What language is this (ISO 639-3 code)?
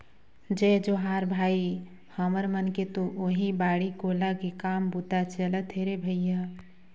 hne